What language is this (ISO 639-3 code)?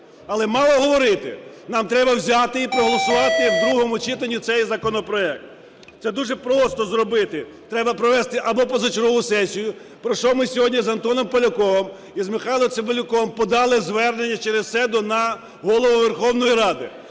ukr